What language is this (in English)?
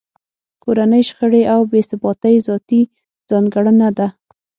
Pashto